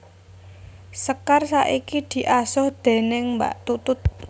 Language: Javanese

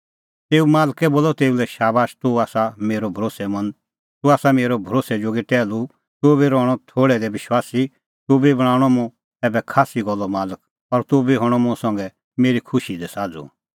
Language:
Kullu Pahari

